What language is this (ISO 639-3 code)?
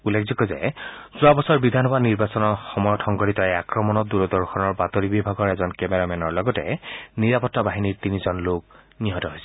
asm